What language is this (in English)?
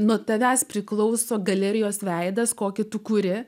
Lithuanian